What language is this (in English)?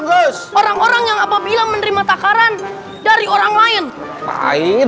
Indonesian